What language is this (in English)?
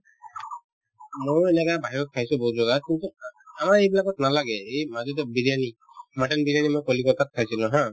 Assamese